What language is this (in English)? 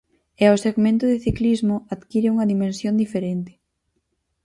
Galician